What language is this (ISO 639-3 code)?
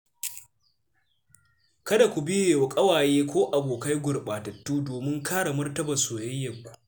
hau